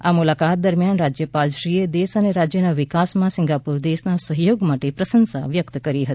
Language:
Gujarati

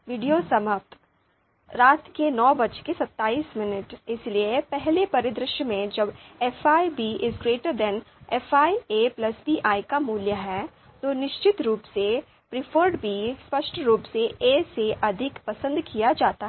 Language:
Hindi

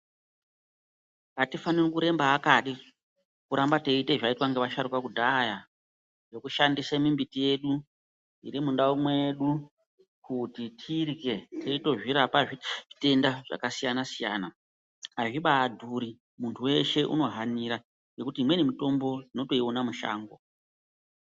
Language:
Ndau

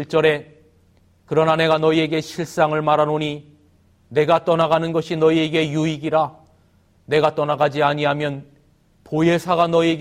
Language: Korean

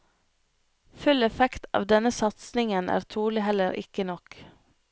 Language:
Norwegian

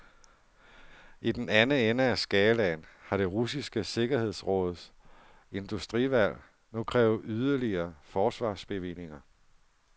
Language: Danish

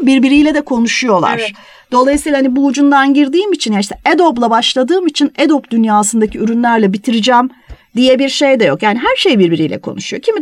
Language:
Turkish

